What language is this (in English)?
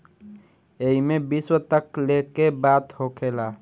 Bhojpuri